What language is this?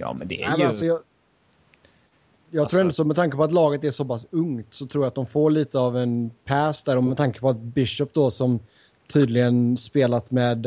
Swedish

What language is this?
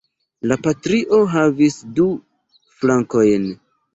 Esperanto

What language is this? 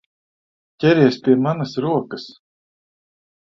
Latvian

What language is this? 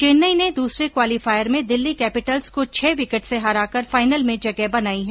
Hindi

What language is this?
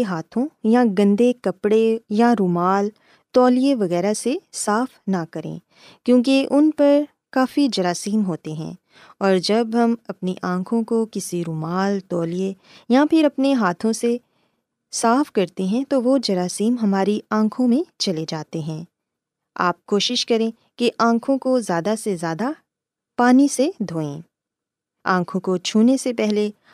Urdu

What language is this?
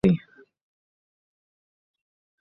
Pashto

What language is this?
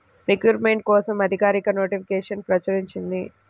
Telugu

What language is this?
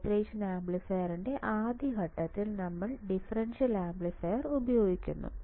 Malayalam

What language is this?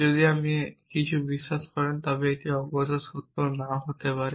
Bangla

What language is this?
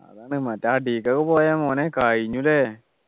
Malayalam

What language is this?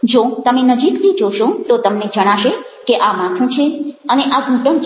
Gujarati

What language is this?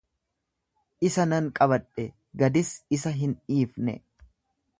Oromo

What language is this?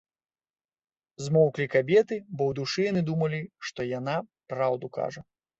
Belarusian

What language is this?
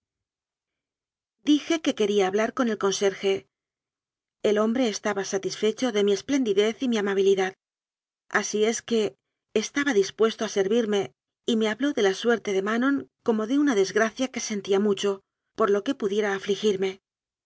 Spanish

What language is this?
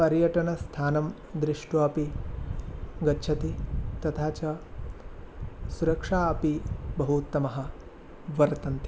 Sanskrit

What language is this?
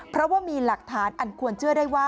Thai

